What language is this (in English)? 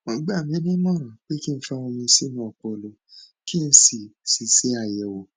Yoruba